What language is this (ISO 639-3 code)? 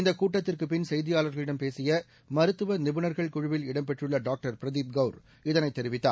tam